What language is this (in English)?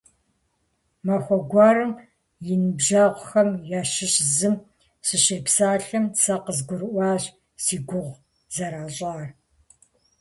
Kabardian